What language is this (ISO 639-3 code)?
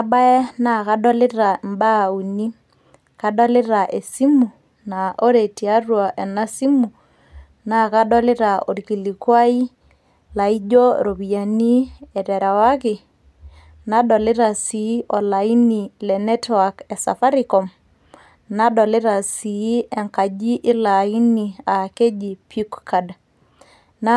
mas